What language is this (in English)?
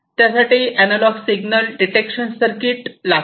Marathi